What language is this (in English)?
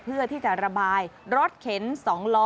Thai